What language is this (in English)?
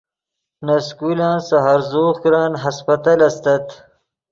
Yidgha